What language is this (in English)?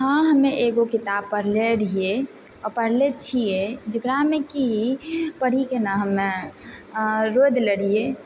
Maithili